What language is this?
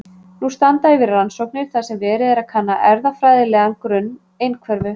Icelandic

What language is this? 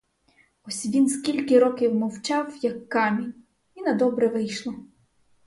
Ukrainian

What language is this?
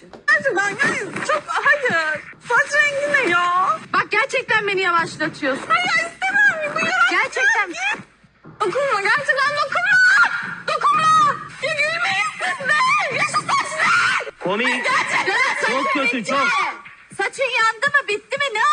Turkish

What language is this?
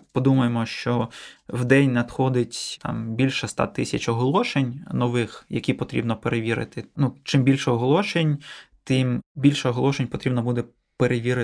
Ukrainian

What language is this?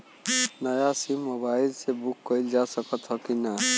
Bhojpuri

